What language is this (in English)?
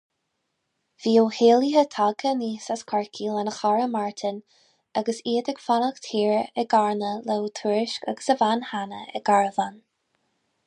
Irish